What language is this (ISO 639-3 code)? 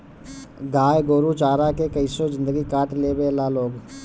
bho